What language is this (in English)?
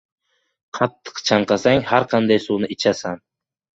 Uzbek